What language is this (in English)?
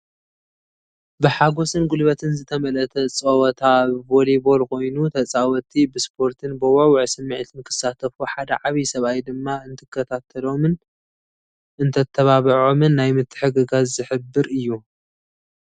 Tigrinya